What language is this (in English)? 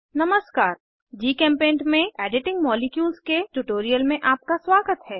Hindi